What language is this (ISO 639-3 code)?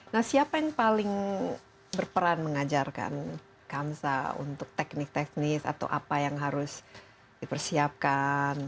ind